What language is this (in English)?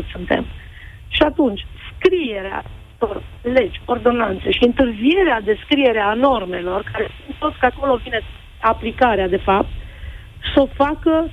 Romanian